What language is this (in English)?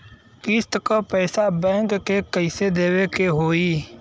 Bhojpuri